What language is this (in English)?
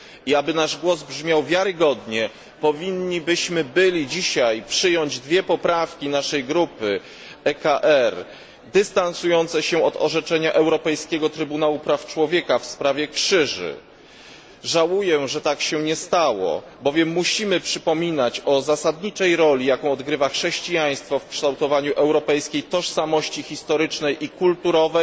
Polish